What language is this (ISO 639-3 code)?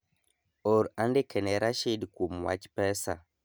luo